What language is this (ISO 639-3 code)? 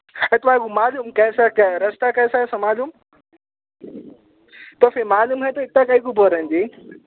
urd